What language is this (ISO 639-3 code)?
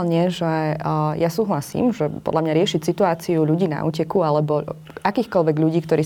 slk